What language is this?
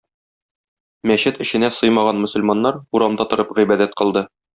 Tatar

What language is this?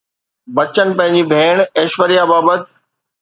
Sindhi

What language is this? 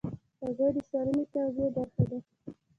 Pashto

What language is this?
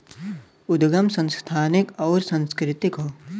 Bhojpuri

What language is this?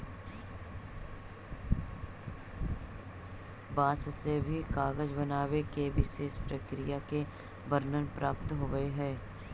Magahi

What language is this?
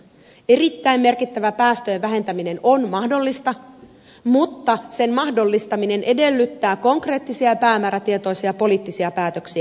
Finnish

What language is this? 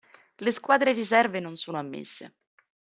Italian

